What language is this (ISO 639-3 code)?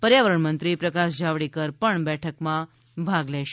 guj